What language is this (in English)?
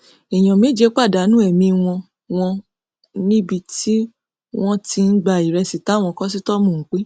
Yoruba